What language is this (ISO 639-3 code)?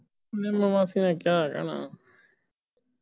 pan